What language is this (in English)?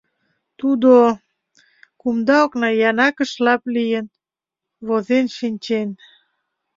Mari